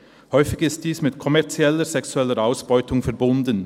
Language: Swiss German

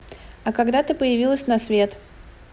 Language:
Russian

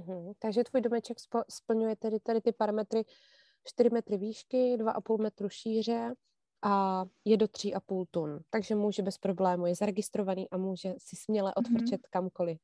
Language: Czech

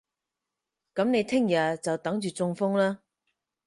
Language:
Cantonese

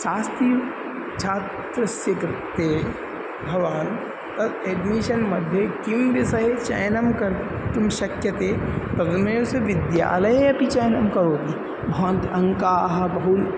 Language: Sanskrit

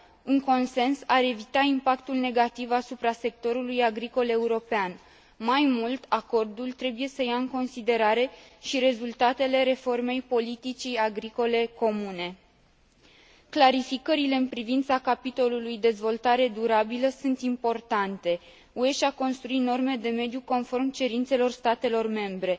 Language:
Romanian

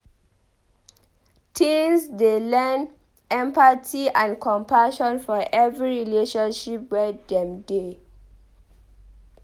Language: Nigerian Pidgin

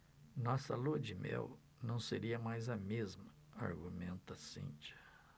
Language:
Portuguese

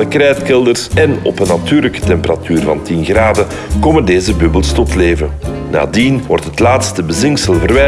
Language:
Dutch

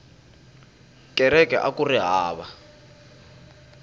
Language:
Tsonga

